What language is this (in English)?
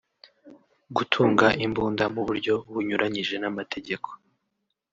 Kinyarwanda